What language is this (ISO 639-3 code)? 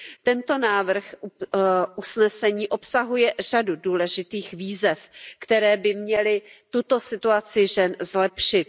ces